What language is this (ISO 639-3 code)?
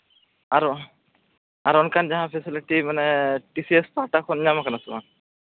sat